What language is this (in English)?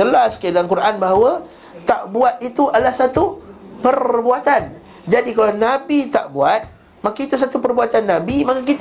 Malay